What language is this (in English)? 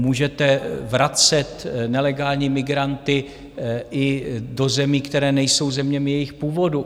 Czech